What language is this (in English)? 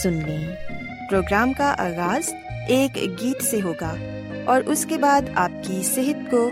Urdu